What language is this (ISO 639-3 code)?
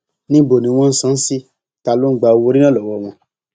yor